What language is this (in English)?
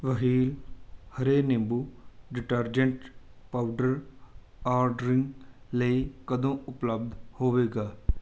Punjabi